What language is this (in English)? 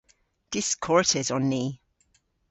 Cornish